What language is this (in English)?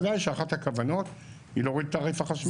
Hebrew